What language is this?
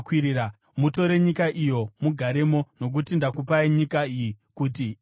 Shona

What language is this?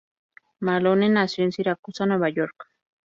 Spanish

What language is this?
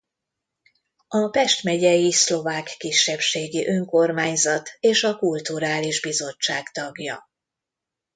Hungarian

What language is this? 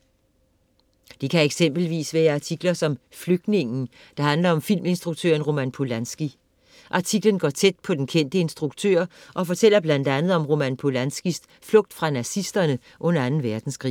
Danish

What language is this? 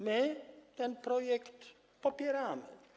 Polish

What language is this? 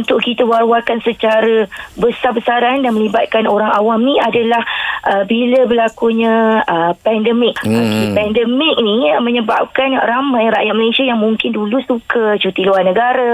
Malay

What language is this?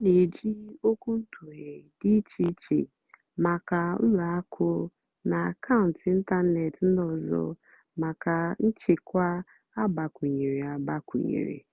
Igbo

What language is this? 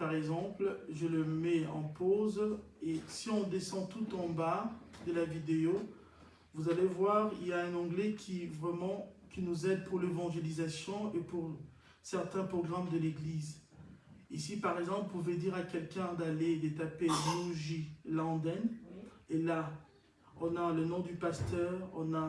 French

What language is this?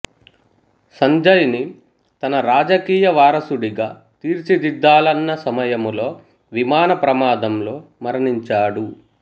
Telugu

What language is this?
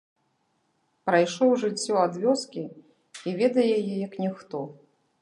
Belarusian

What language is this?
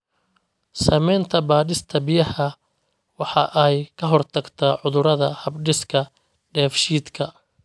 Somali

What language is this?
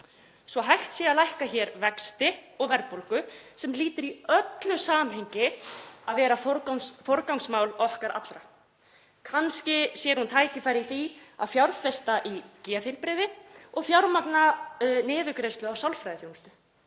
Icelandic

